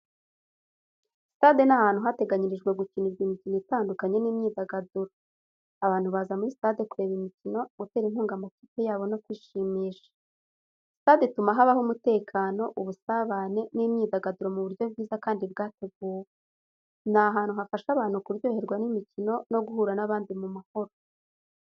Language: Kinyarwanda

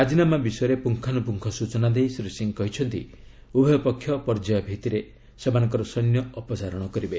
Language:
Odia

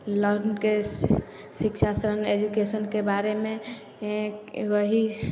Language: Maithili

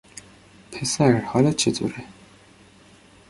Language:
Persian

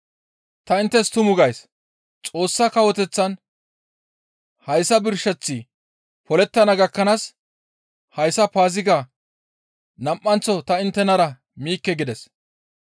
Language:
Gamo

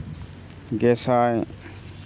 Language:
Santali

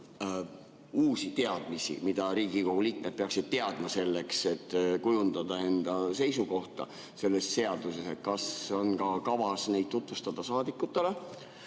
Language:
Estonian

